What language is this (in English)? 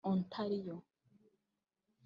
Kinyarwanda